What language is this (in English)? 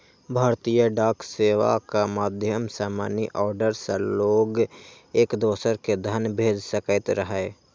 Maithili